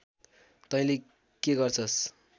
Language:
Nepali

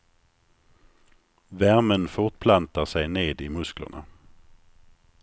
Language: Swedish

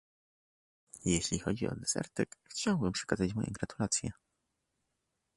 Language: Polish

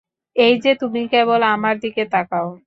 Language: Bangla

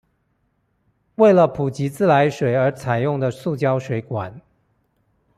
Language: Chinese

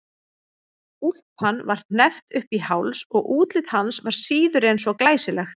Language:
Icelandic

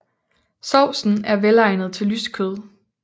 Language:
Danish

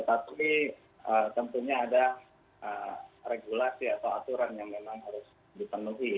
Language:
Indonesian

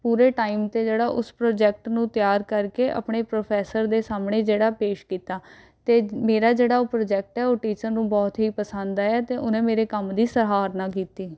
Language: Punjabi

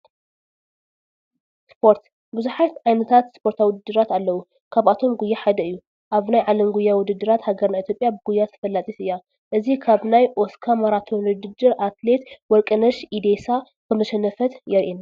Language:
Tigrinya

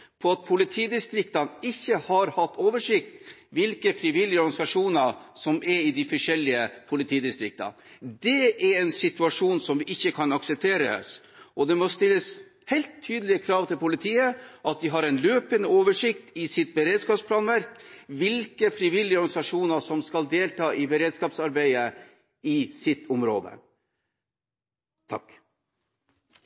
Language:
Norwegian Bokmål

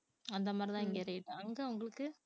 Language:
Tamil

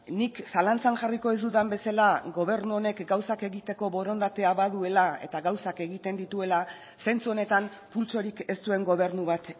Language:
Basque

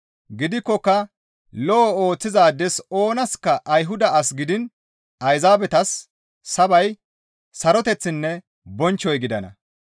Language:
Gamo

